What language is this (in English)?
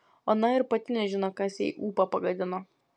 Lithuanian